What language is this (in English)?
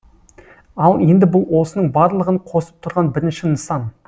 Kazakh